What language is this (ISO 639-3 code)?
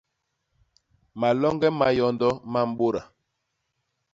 bas